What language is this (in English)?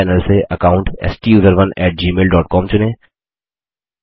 Hindi